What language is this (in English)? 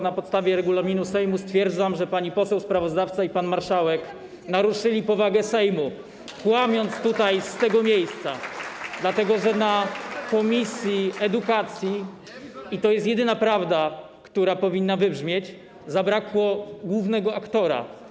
Polish